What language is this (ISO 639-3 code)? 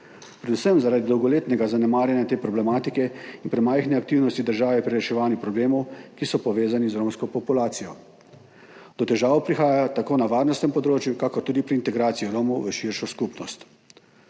slv